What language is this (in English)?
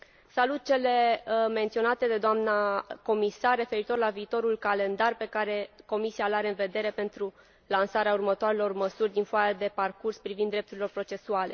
Romanian